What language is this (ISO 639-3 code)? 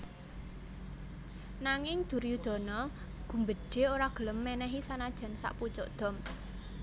jav